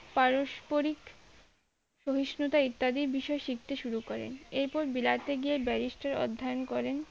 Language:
Bangla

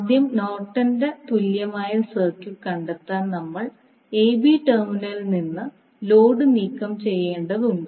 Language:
Malayalam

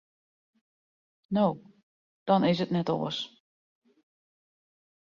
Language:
Western Frisian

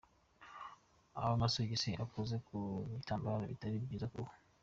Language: Kinyarwanda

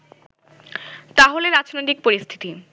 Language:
Bangla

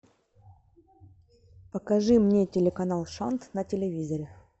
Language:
Russian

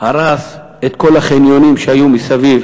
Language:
Hebrew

